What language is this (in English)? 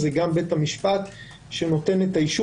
Hebrew